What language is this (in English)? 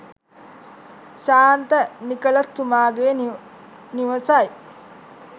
Sinhala